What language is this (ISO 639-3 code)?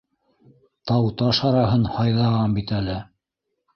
bak